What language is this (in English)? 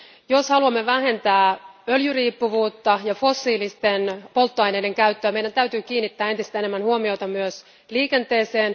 Finnish